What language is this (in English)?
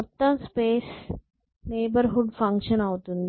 Telugu